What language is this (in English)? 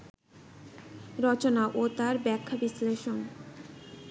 Bangla